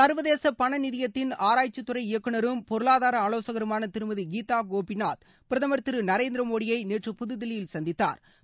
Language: Tamil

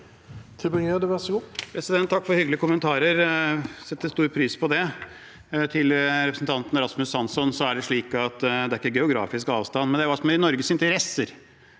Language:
Norwegian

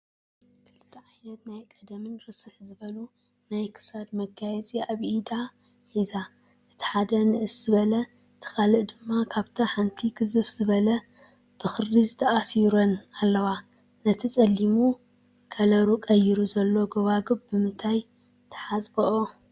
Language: Tigrinya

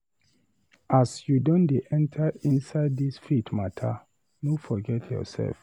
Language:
Nigerian Pidgin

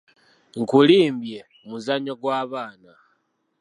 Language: Ganda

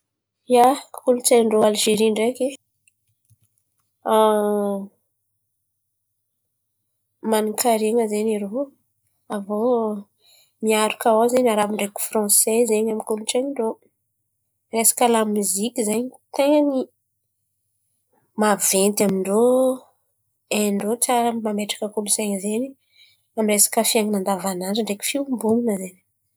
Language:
Antankarana Malagasy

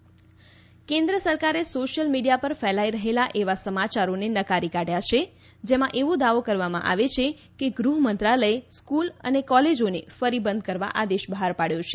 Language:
Gujarati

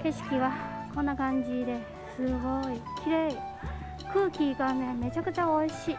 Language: Japanese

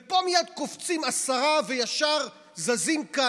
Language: Hebrew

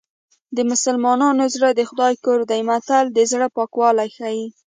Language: Pashto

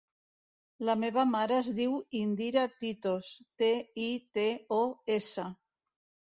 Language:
Catalan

